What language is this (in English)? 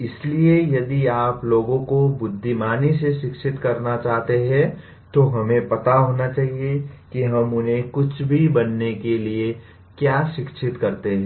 Hindi